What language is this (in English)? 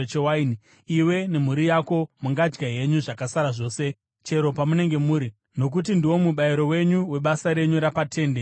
Shona